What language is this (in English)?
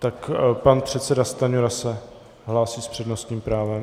Czech